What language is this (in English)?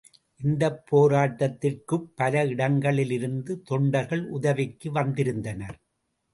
Tamil